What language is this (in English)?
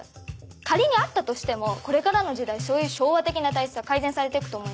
Japanese